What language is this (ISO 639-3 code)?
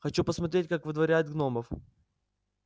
rus